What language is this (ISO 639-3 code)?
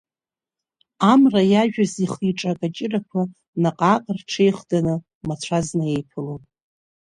abk